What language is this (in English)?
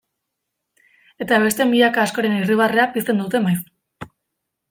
Basque